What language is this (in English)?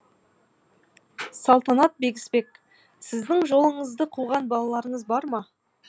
Kazakh